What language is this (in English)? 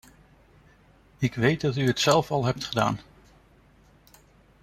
Dutch